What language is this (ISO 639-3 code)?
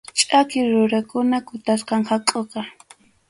qxu